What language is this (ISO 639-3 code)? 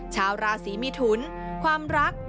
tha